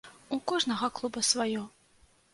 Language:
Belarusian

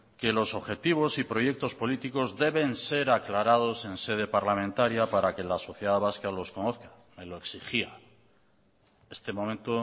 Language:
Spanish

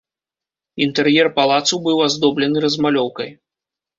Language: Belarusian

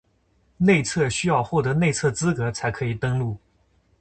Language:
Chinese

